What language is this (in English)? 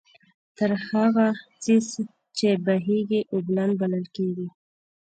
Pashto